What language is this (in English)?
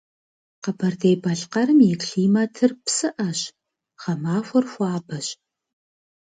Kabardian